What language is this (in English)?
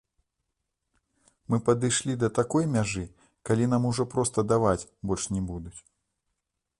Belarusian